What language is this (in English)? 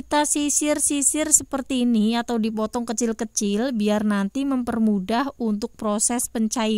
Indonesian